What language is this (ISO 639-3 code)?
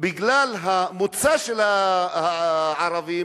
heb